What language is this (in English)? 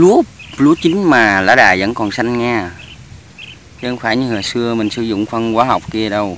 Vietnamese